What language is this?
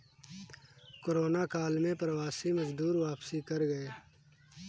Hindi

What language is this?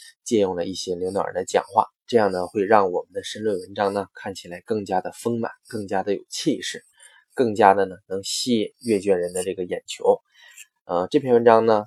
Chinese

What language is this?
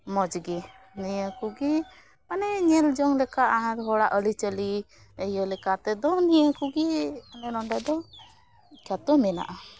Santali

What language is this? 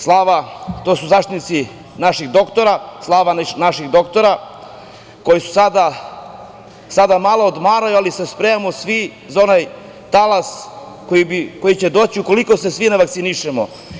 Serbian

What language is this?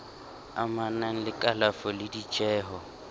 Southern Sotho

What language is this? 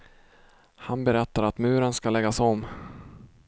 Swedish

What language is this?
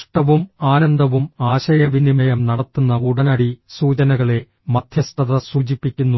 Malayalam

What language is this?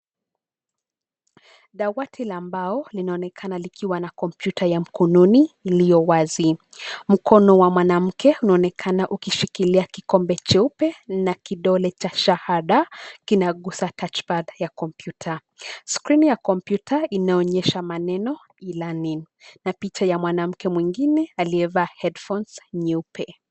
Swahili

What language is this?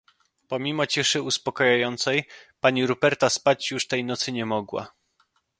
Polish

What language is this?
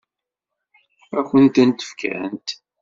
Kabyle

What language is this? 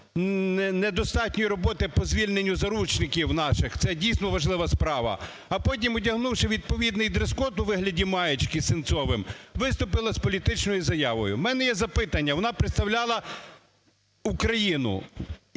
Ukrainian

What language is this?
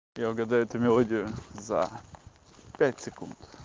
Russian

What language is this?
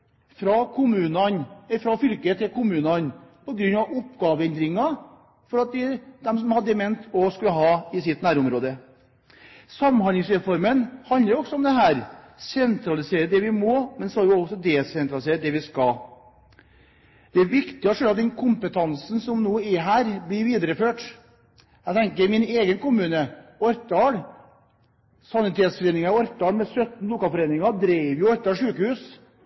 Norwegian Bokmål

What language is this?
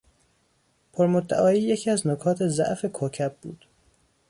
Persian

